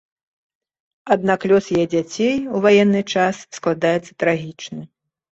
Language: Belarusian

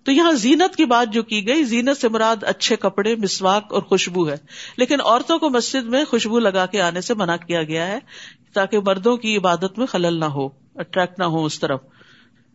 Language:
Urdu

